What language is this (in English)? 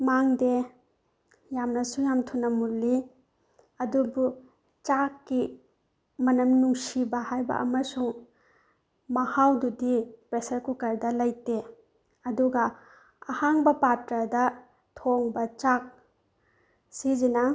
Manipuri